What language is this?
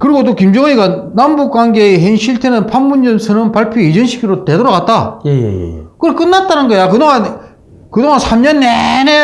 Korean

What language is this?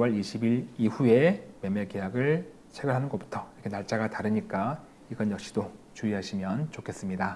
Korean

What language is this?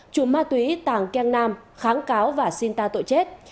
Vietnamese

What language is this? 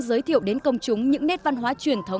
Vietnamese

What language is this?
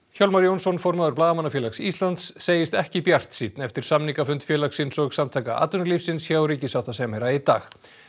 Icelandic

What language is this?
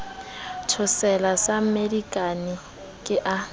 Southern Sotho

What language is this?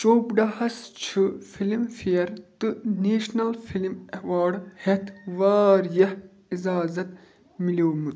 Kashmiri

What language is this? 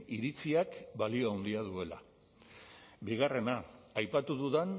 Basque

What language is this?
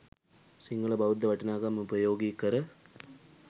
Sinhala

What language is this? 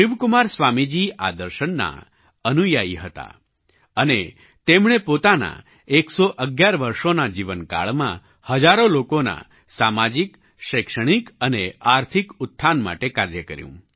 Gujarati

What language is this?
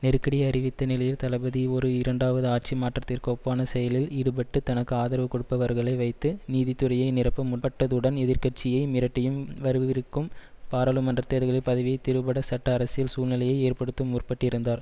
Tamil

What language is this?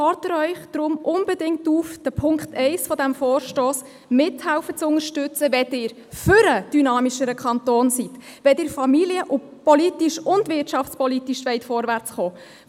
Swiss German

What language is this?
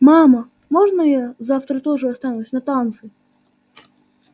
Russian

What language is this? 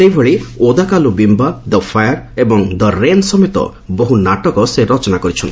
Odia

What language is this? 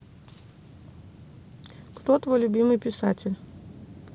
Russian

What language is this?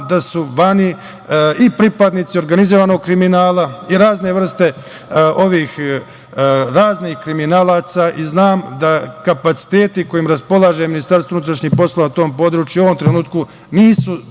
Serbian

